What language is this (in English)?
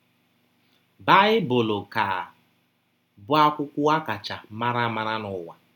Igbo